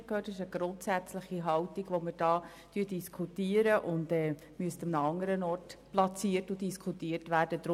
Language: Swiss German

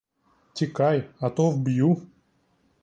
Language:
Ukrainian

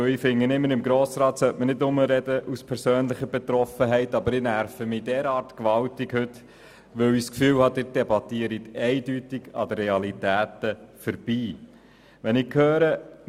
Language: Swiss German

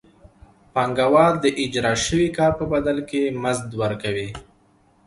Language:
Pashto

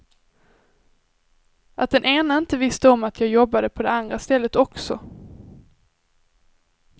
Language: Swedish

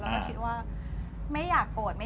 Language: Thai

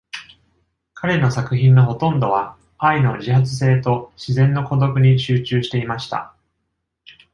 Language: Japanese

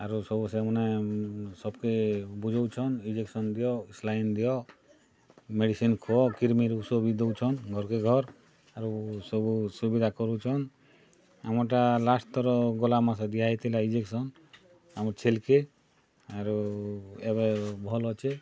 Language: Odia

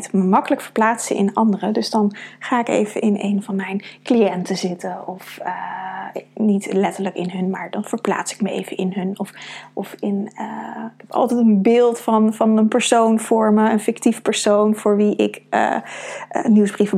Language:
Dutch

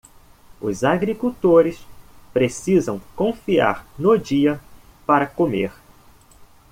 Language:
Portuguese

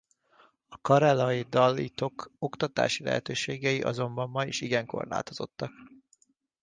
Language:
Hungarian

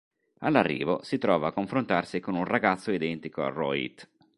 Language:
Italian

